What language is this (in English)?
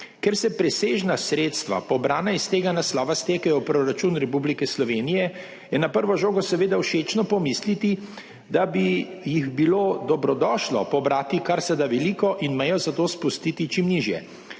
Slovenian